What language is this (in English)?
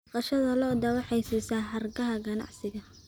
Somali